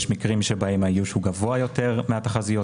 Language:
Hebrew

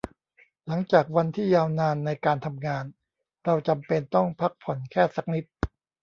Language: Thai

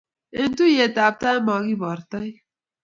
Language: Kalenjin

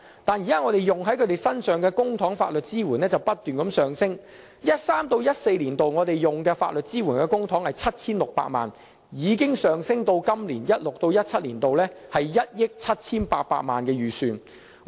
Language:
Cantonese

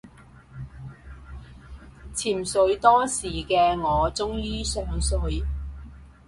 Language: Cantonese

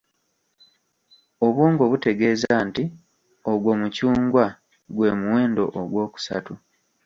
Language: Ganda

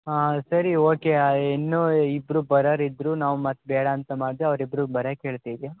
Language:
Kannada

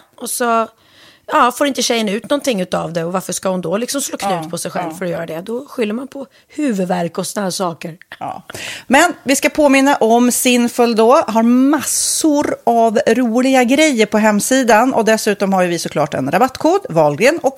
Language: Swedish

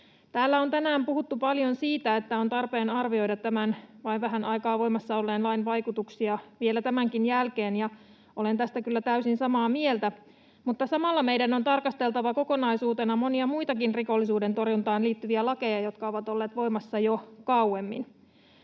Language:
Finnish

